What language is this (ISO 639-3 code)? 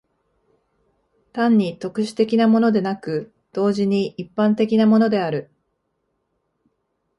jpn